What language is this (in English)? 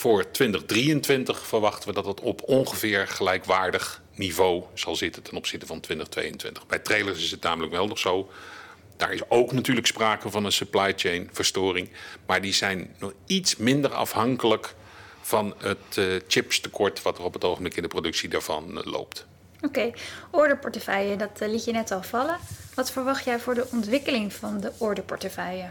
Dutch